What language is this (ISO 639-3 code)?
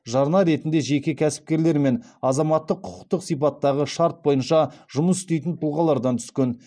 kaz